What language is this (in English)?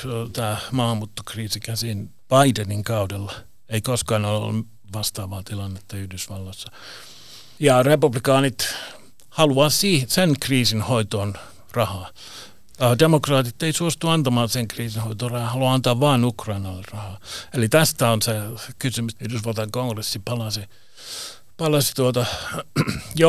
Finnish